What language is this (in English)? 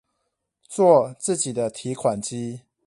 Chinese